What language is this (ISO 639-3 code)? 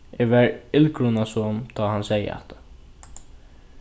fao